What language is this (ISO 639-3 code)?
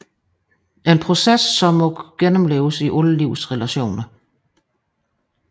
dan